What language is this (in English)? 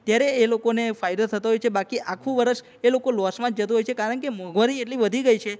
Gujarati